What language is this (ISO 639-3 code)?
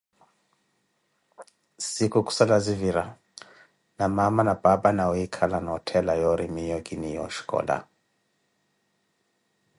eko